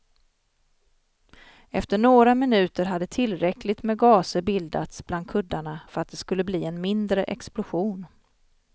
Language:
Swedish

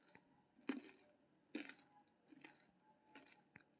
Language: Maithili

